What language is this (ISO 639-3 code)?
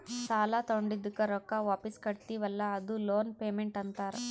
kan